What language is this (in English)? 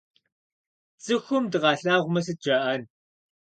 Kabardian